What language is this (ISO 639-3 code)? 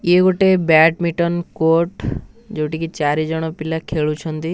ori